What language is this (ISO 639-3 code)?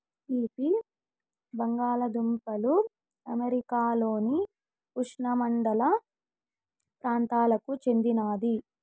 tel